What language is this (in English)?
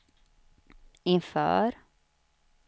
Swedish